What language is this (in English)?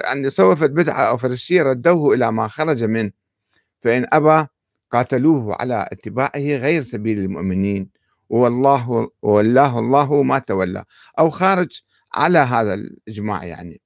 Arabic